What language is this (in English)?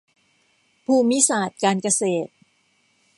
Thai